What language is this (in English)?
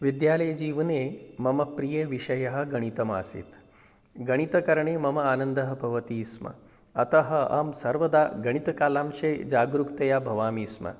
Sanskrit